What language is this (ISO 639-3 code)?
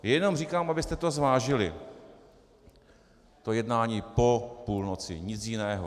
ces